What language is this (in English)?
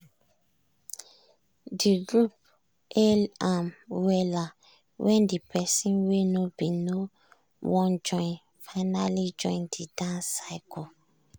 Nigerian Pidgin